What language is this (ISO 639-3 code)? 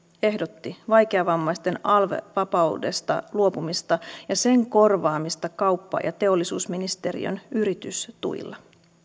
fin